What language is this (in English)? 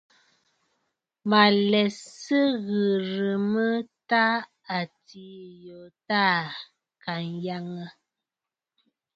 Bafut